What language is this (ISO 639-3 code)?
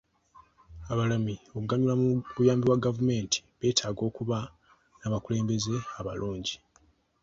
lug